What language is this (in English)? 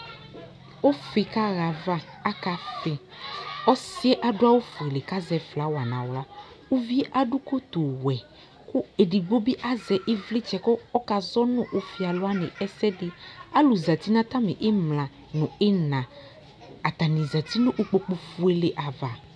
Ikposo